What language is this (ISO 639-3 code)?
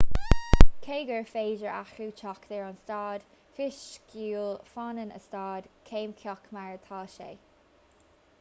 gle